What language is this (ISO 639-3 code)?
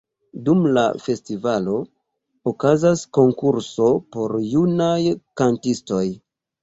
epo